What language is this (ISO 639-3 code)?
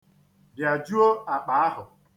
ibo